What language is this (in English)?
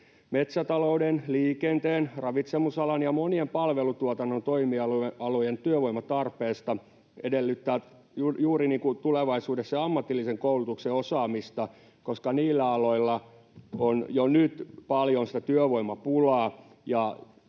Finnish